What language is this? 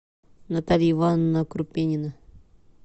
Russian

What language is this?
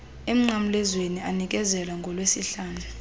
Xhosa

